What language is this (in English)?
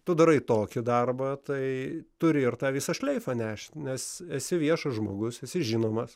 Lithuanian